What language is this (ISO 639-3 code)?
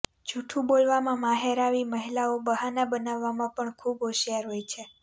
guj